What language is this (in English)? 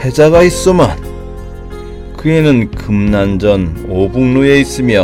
Korean